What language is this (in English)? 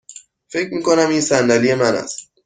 Persian